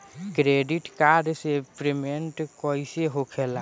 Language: Bhojpuri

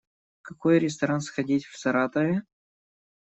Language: Russian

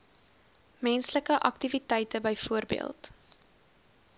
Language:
Afrikaans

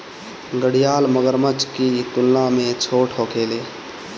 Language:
Bhojpuri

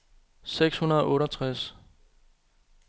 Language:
Danish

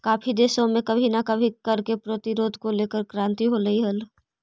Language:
Magahi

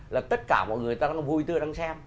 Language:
Vietnamese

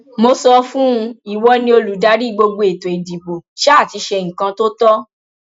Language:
Yoruba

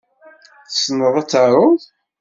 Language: Kabyle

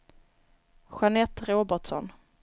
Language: Swedish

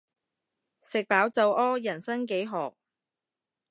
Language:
Cantonese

